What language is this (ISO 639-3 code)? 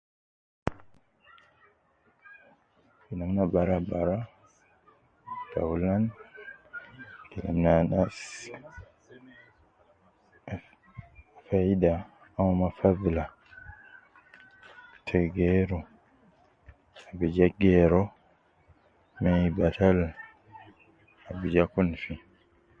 kcn